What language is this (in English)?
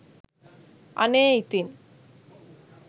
Sinhala